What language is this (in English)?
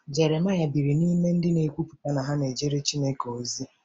Igbo